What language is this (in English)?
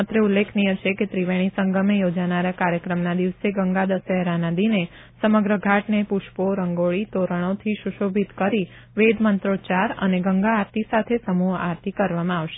Gujarati